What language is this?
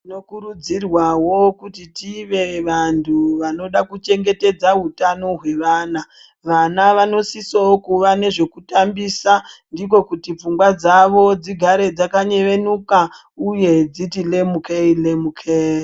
Ndau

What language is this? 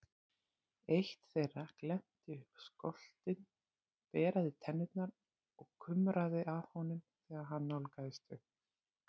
Icelandic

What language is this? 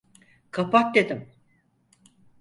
Turkish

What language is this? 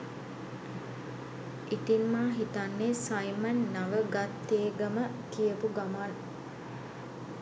Sinhala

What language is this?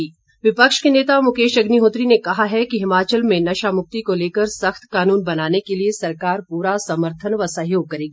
Hindi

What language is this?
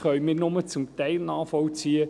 Swiss German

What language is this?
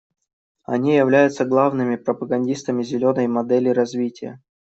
Russian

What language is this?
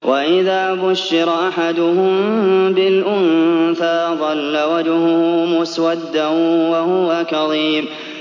Arabic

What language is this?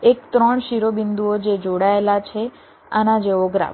Gujarati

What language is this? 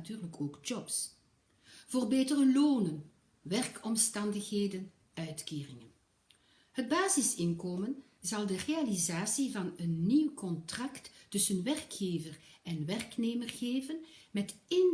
Dutch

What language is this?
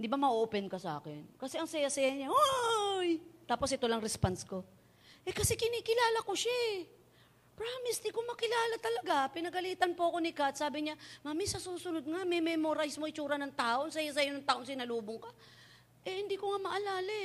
Filipino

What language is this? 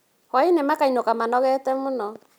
Kikuyu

